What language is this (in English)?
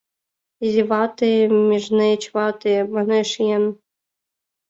Mari